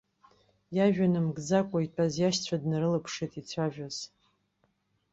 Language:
Abkhazian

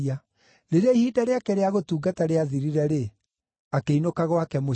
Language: Kikuyu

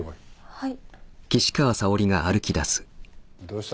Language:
Japanese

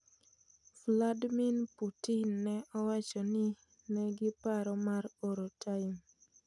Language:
Luo (Kenya and Tanzania)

